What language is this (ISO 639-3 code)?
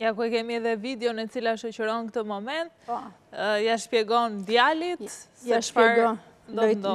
ron